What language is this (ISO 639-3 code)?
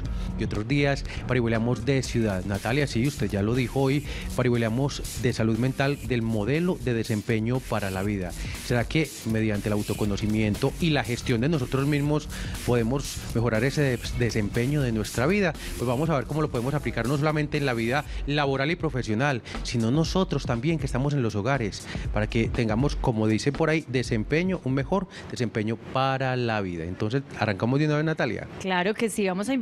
spa